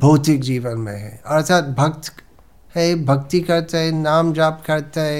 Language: Hindi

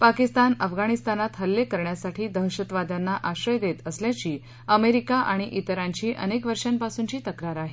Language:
Marathi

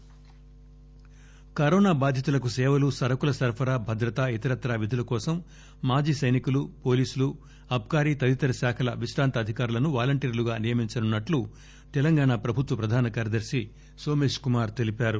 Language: Telugu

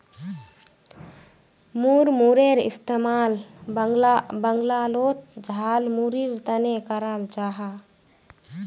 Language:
Magahi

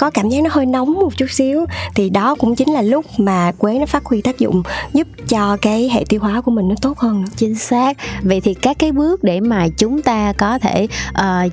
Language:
Vietnamese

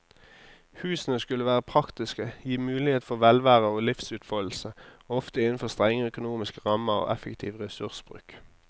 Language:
Norwegian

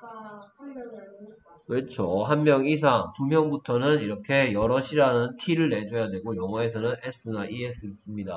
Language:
Korean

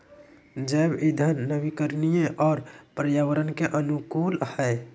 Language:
Magahi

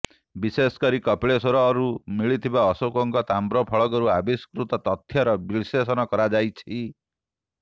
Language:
Odia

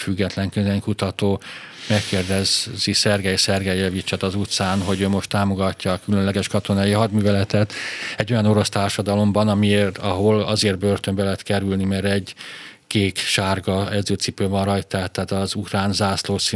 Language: Hungarian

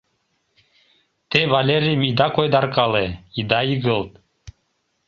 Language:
Mari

